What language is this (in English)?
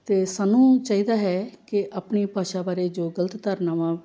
Punjabi